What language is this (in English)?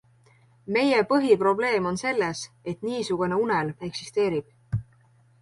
Estonian